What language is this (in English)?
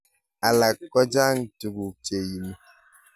Kalenjin